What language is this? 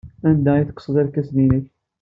Kabyle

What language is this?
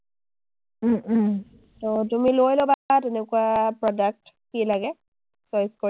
Assamese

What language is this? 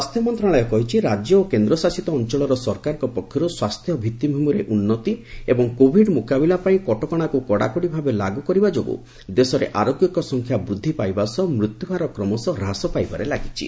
Odia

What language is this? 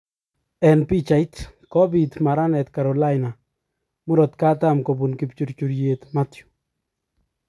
Kalenjin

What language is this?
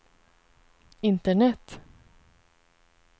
Swedish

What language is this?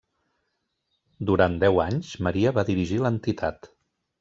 Catalan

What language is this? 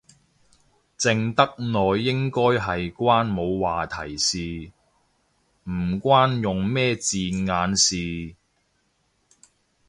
Cantonese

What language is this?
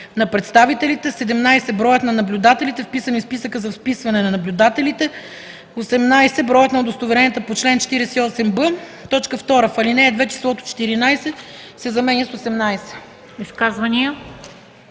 Bulgarian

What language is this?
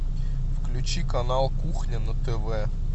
Russian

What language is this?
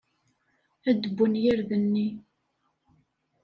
Kabyle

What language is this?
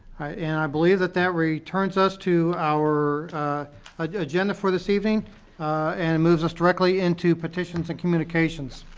English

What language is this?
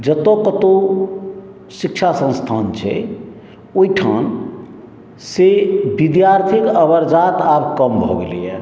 Maithili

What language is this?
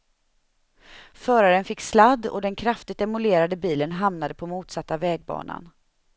Swedish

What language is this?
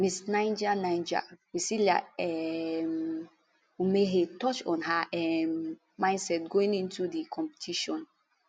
Nigerian Pidgin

